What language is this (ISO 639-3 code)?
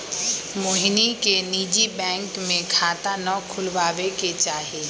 mag